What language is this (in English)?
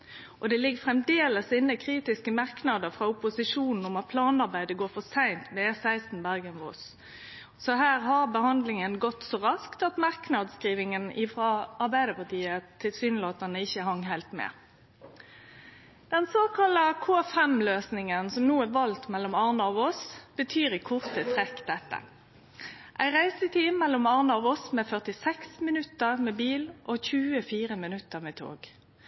Norwegian Nynorsk